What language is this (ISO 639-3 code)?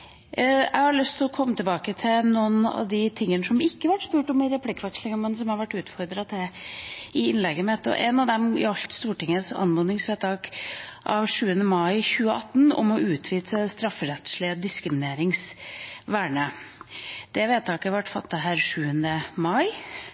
nob